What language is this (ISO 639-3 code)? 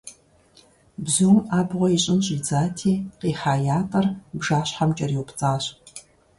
kbd